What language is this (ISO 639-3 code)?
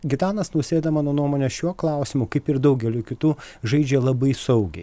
lit